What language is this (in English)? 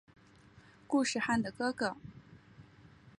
Chinese